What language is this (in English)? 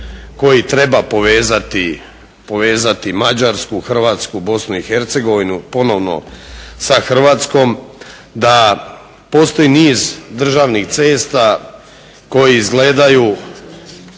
Croatian